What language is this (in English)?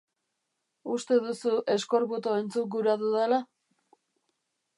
Basque